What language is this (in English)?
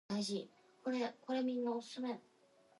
English